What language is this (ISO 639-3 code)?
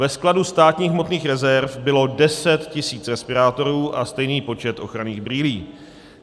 ces